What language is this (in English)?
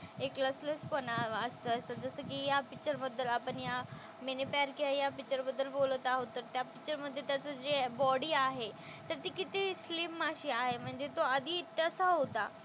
Marathi